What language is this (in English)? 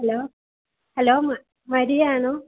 Malayalam